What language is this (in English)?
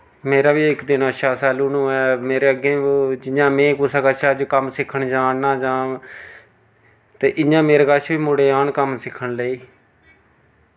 Dogri